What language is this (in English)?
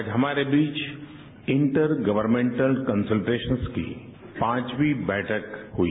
Hindi